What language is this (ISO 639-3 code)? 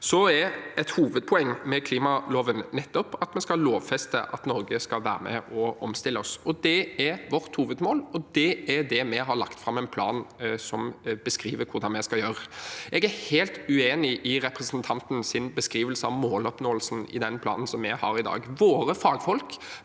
nor